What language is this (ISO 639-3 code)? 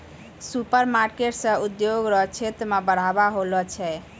mai